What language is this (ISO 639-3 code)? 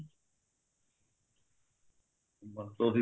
pan